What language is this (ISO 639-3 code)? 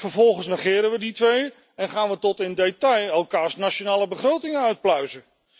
nld